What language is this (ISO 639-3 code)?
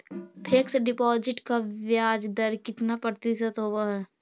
mag